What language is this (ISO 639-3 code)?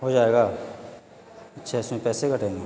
urd